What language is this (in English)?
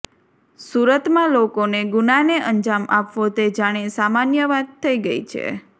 Gujarati